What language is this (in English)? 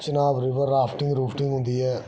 Dogri